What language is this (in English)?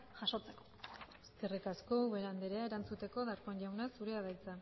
Basque